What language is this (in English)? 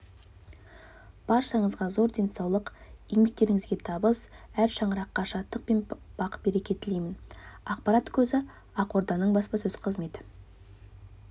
Kazakh